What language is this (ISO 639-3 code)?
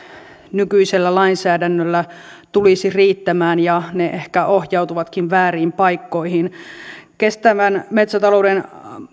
fin